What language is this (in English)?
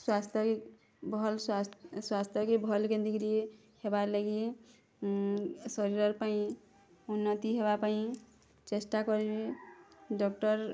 Odia